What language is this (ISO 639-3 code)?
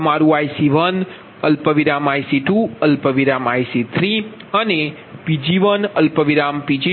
guj